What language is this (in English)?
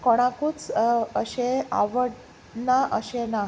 Konkani